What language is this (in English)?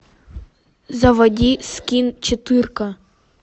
Russian